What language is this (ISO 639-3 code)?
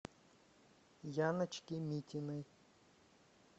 rus